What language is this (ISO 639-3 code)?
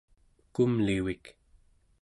esu